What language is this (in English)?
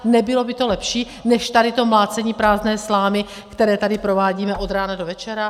Czech